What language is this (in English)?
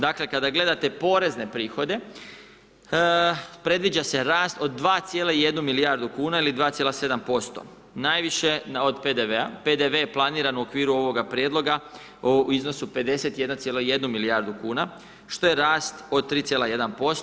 Croatian